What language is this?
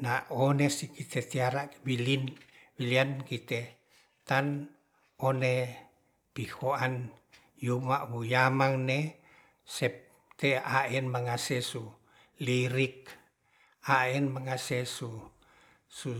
Ratahan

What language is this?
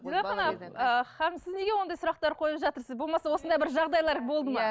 Kazakh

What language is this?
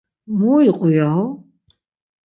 Laz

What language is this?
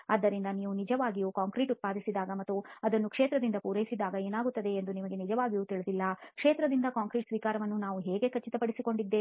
Kannada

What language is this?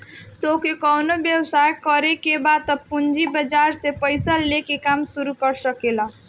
Bhojpuri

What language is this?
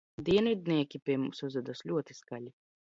Latvian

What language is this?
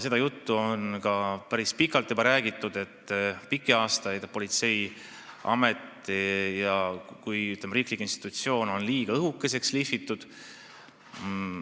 Estonian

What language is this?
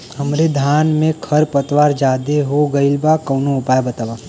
Bhojpuri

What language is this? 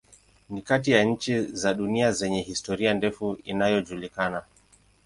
Swahili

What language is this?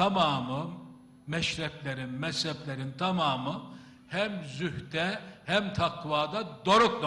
Turkish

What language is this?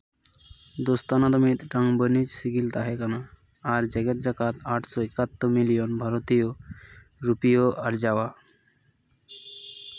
Santali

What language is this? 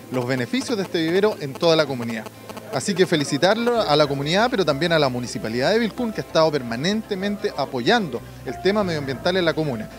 Spanish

